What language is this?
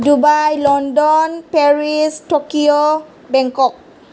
Bodo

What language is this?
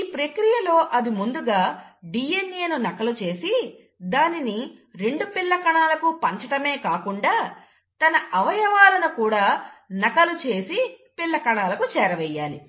Telugu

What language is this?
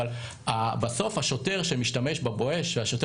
Hebrew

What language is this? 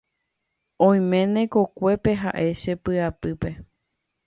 Guarani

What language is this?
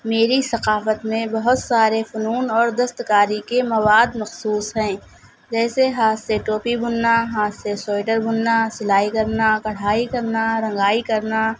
Urdu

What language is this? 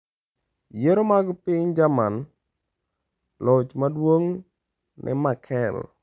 Luo (Kenya and Tanzania)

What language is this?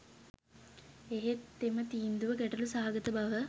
Sinhala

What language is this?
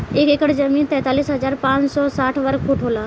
Bhojpuri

